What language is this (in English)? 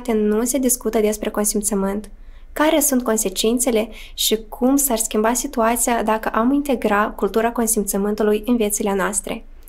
Romanian